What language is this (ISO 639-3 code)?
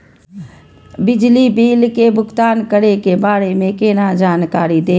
mai